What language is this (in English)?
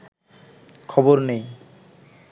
Bangla